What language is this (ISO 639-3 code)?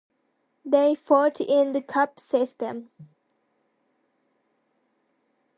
eng